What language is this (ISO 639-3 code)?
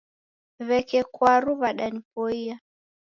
dav